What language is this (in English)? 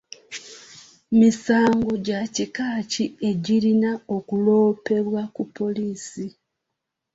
Ganda